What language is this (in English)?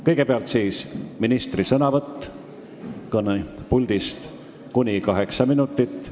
Estonian